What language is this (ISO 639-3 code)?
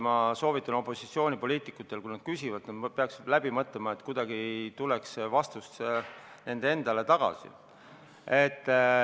est